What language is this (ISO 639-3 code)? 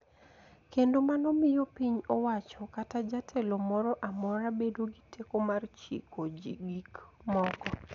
luo